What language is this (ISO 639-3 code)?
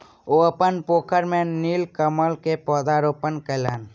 mai